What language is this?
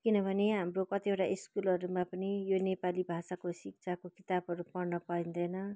Nepali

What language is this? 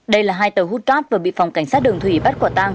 Vietnamese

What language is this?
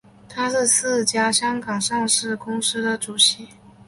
Chinese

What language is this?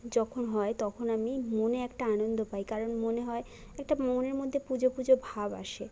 Bangla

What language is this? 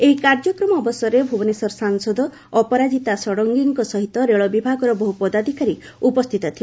Odia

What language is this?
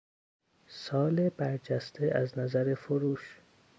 Persian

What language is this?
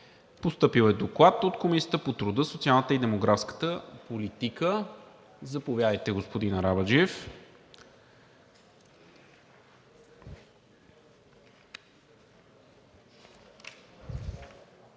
Bulgarian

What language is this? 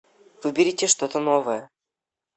Russian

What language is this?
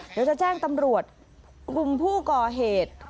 Thai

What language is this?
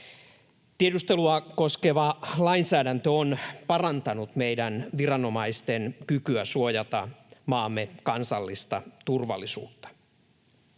Finnish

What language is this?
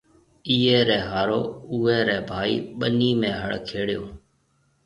Marwari (Pakistan)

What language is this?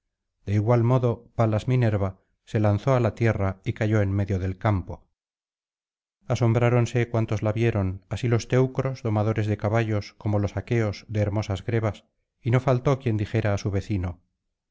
Spanish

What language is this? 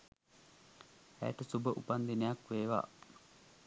Sinhala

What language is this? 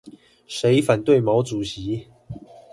Chinese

